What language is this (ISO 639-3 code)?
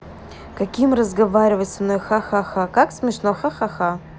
rus